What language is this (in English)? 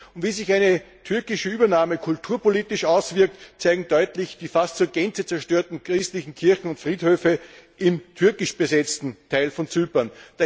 German